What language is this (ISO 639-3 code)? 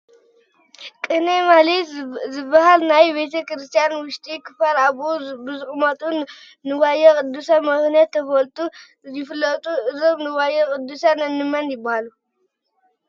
tir